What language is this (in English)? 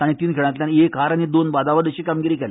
Konkani